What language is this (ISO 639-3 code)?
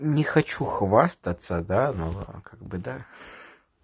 rus